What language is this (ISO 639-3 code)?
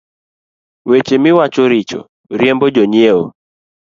luo